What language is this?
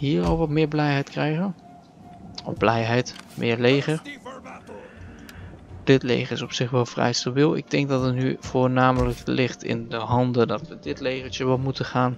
Dutch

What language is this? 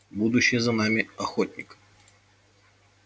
Russian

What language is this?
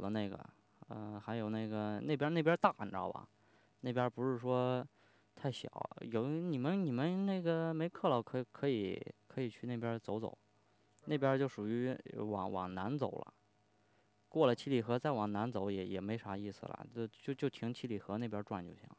Chinese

